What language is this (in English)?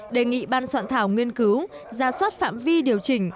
Vietnamese